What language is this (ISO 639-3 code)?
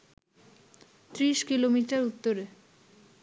ben